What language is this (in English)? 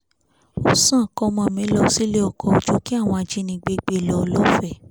Yoruba